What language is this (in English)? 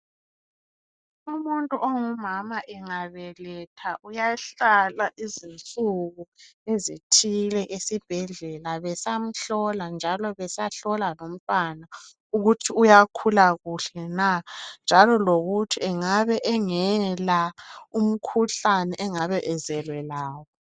North Ndebele